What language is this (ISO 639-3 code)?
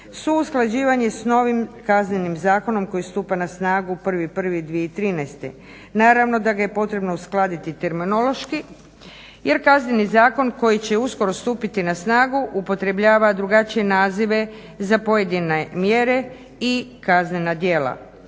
hrv